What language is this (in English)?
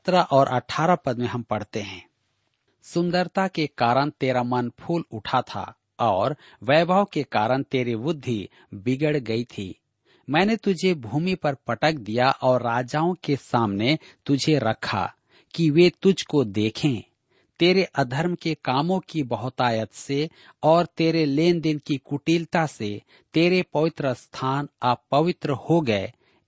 Hindi